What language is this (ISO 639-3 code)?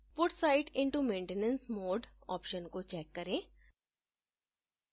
hin